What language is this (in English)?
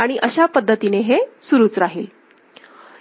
Marathi